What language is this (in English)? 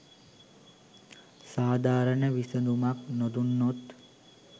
Sinhala